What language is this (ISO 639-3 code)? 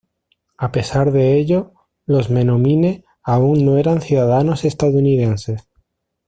spa